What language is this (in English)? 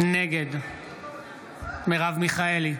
Hebrew